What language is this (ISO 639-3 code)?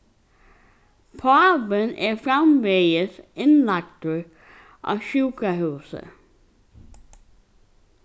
fao